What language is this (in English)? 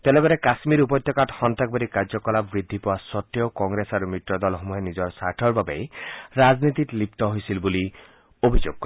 Assamese